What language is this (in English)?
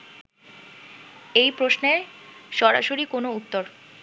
Bangla